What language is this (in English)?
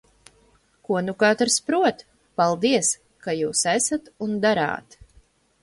Latvian